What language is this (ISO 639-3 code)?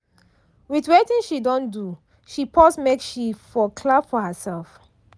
pcm